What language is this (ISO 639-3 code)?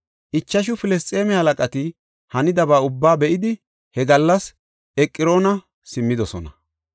gof